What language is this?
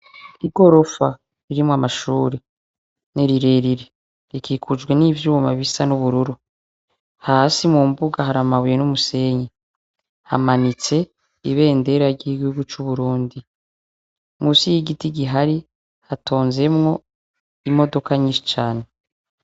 Rundi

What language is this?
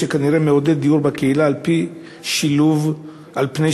Hebrew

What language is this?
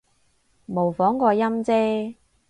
Cantonese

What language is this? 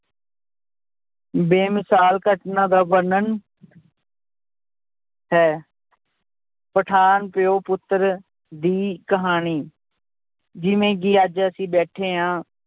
Punjabi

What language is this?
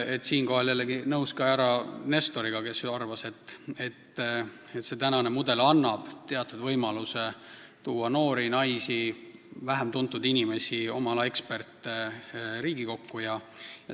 Estonian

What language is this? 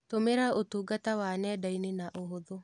Kikuyu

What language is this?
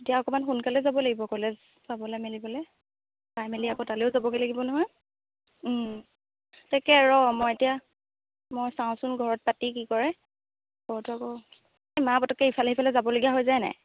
Assamese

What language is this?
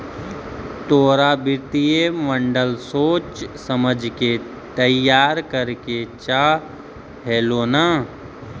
Magahi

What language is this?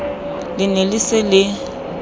Southern Sotho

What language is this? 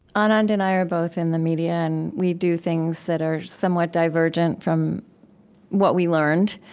English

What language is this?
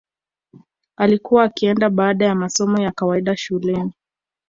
Swahili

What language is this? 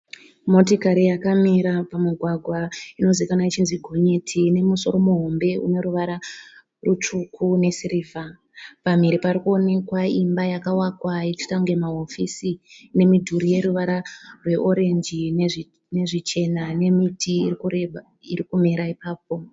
Shona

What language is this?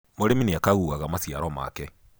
Kikuyu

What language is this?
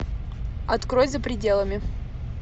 Russian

